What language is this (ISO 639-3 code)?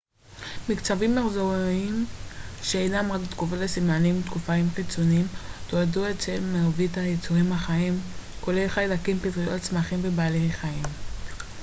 heb